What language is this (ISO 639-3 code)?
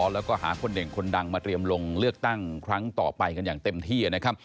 tha